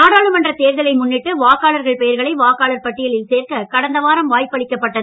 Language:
Tamil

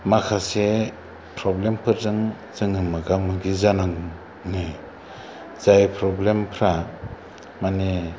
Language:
Bodo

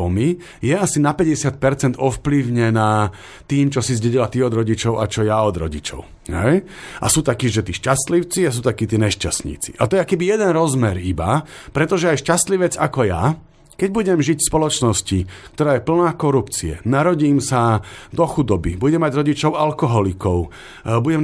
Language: Slovak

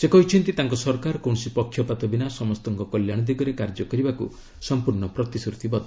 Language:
Odia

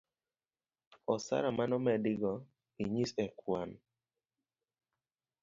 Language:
Luo (Kenya and Tanzania)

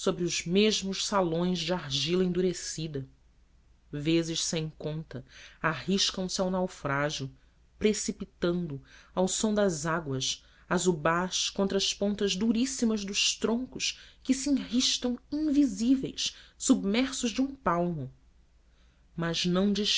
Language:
Portuguese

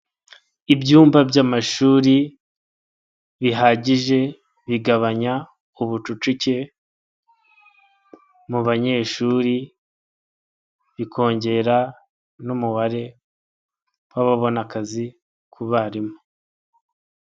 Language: Kinyarwanda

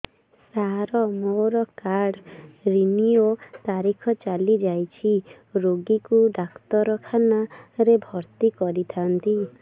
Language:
Odia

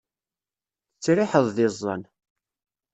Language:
Kabyle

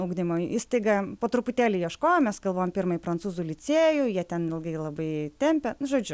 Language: Lithuanian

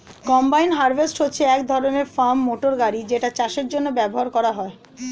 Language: Bangla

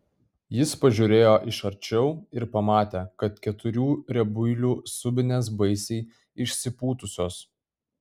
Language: Lithuanian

